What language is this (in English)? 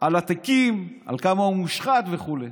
Hebrew